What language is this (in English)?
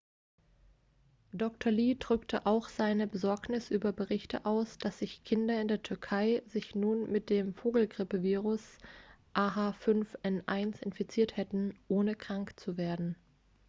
German